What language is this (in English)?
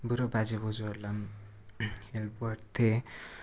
Nepali